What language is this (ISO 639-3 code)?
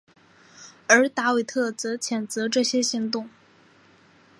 zho